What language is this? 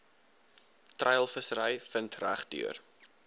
Afrikaans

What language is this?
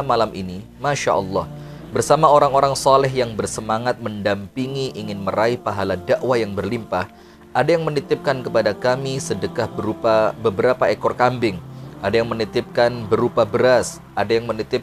Indonesian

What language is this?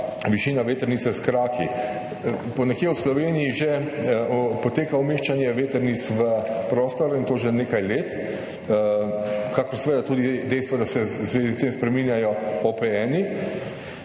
Slovenian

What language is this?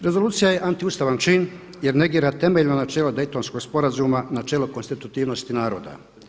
Croatian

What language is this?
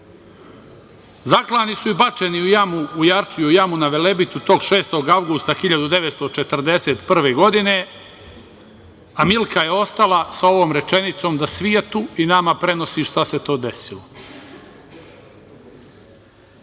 Serbian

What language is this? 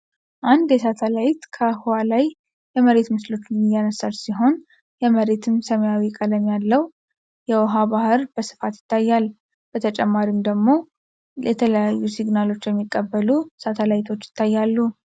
Amharic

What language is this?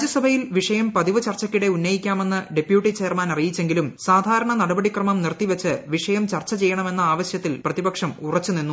Malayalam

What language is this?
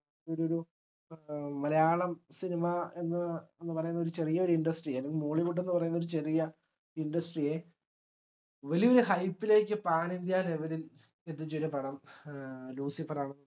Malayalam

